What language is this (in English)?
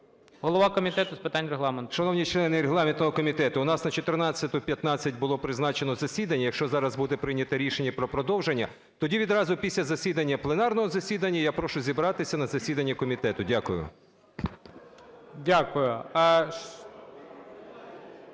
Ukrainian